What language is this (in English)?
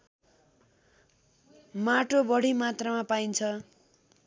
Nepali